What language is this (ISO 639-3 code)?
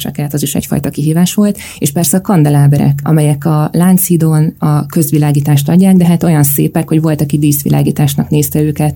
hun